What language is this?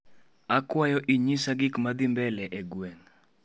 Luo (Kenya and Tanzania)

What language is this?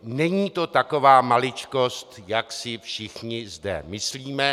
Czech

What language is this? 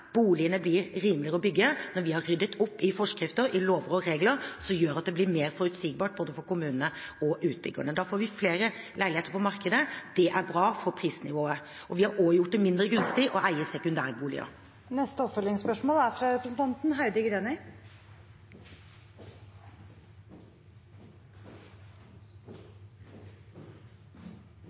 Norwegian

